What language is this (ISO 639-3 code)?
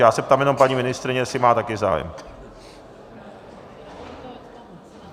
ces